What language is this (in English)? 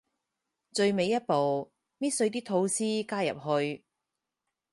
Cantonese